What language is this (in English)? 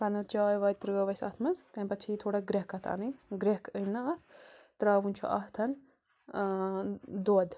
Kashmiri